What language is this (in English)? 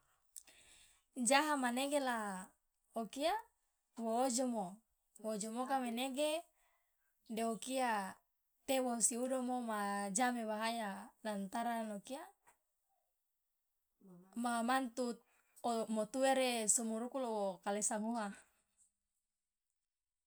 Loloda